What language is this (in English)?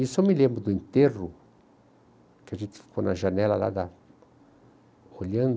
Portuguese